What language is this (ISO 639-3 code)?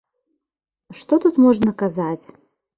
bel